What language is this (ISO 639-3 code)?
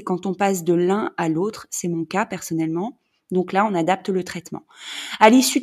fra